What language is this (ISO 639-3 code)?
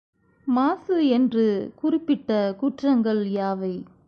tam